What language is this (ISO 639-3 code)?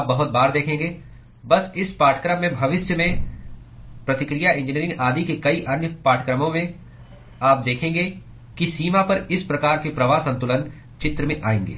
hin